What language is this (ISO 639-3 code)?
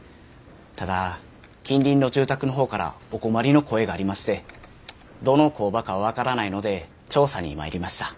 jpn